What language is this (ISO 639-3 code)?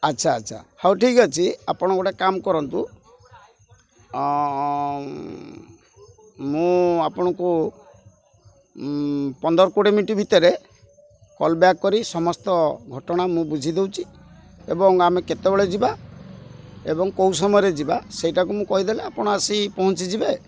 ori